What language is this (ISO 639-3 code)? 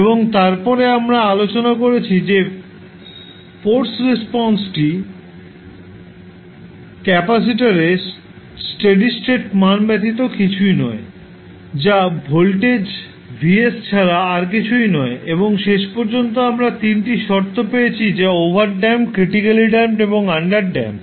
ben